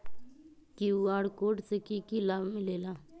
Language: Magahi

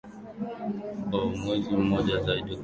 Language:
Swahili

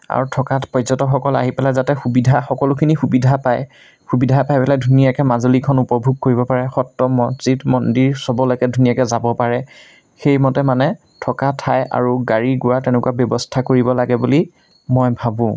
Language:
Assamese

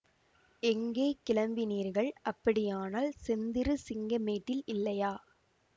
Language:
Tamil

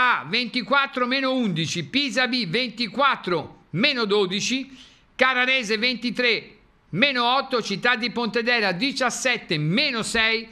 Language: Italian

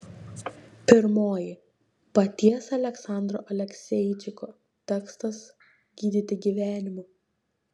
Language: Lithuanian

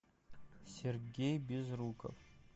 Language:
Russian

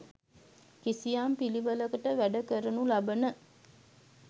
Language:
Sinhala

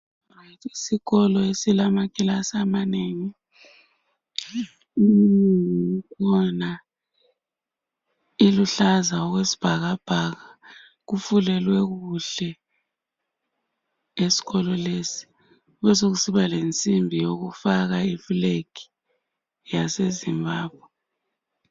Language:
North Ndebele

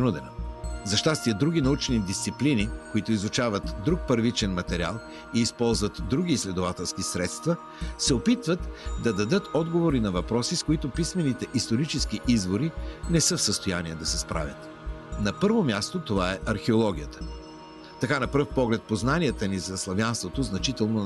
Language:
Bulgarian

